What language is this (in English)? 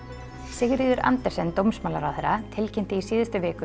Icelandic